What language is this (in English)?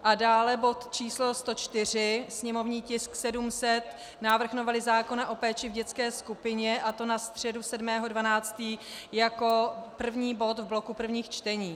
Czech